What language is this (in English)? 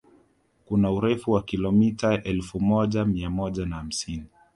Swahili